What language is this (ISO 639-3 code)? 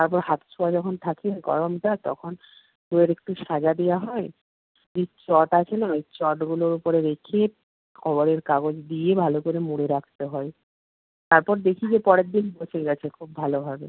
ben